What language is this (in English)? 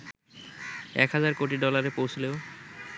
Bangla